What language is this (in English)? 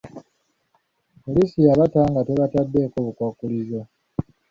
Ganda